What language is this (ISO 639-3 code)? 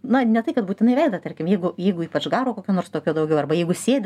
lit